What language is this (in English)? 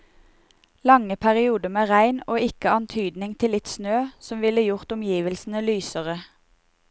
Norwegian